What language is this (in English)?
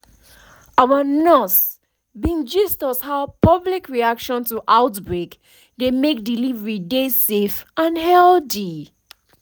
Nigerian Pidgin